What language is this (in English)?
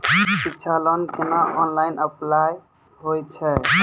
Maithili